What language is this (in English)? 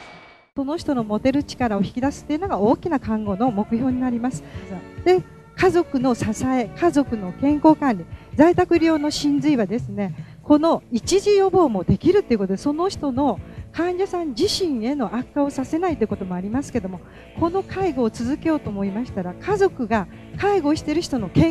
Japanese